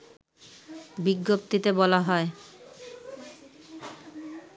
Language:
Bangla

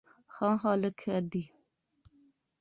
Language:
Pahari-Potwari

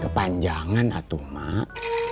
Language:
Indonesian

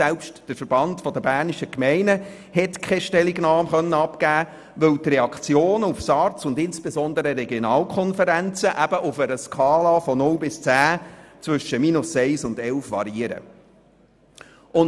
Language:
Swiss German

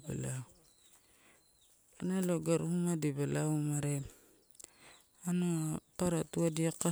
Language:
Torau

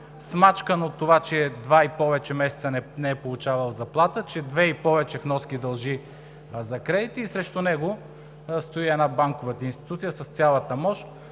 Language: Bulgarian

